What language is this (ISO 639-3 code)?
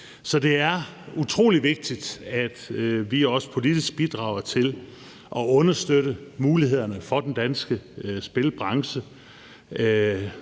dan